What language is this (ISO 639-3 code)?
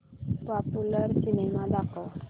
mar